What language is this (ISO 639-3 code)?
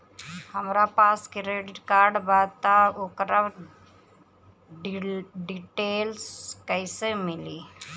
bho